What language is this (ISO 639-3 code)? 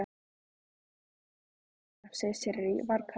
isl